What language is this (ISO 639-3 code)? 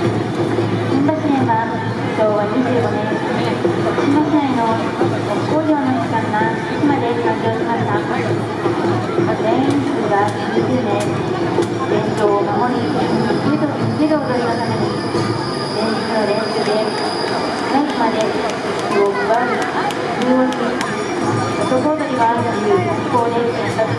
jpn